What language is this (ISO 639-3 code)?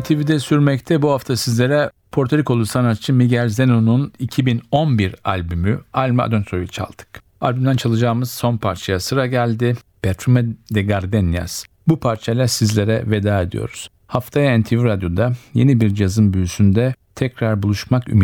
tur